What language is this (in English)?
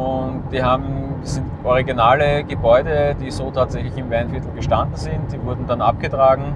German